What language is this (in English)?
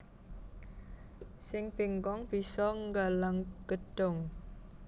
Javanese